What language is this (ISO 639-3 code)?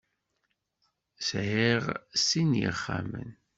kab